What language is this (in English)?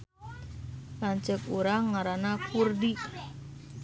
Sundanese